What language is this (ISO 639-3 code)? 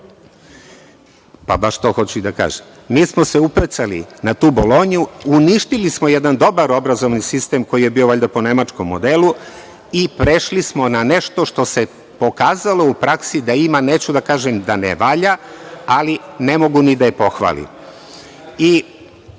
srp